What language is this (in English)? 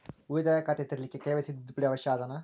Kannada